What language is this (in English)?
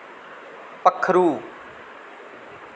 Dogri